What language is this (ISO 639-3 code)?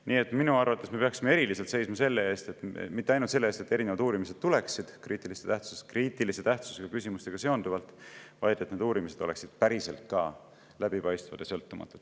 est